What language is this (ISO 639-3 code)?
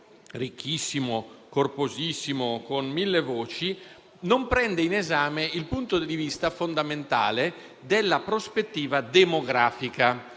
ita